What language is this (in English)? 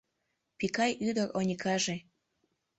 Mari